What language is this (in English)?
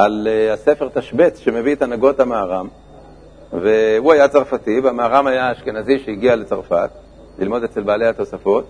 Hebrew